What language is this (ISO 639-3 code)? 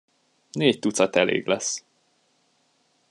hun